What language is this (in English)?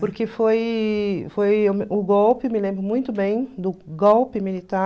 Portuguese